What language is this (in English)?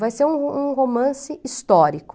Portuguese